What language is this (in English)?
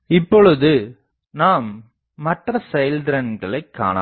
Tamil